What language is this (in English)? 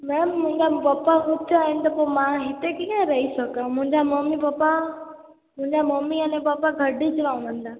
Sindhi